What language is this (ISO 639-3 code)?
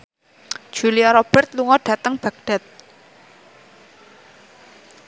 jav